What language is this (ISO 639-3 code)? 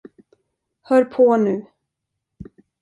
swe